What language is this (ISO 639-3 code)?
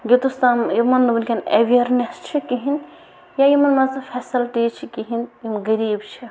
kas